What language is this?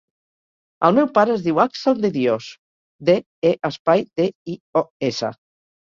Catalan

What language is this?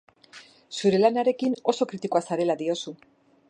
Basque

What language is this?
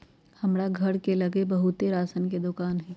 Magahi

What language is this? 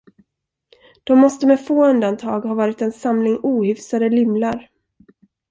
Swedish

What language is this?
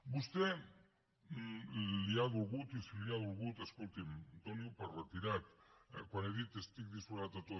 Catalan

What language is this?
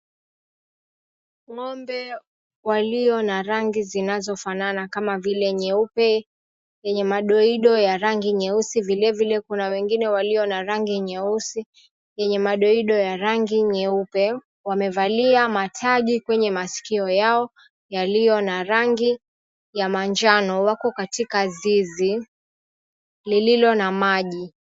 Swahili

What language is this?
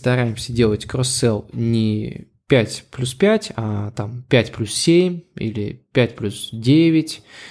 Russian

